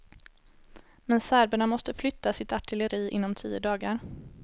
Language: Swedish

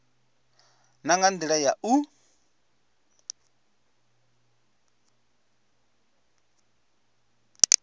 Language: Venda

